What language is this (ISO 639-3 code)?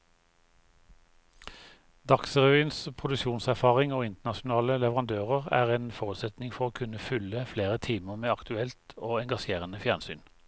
nor